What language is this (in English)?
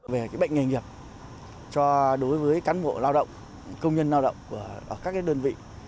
Vietnamese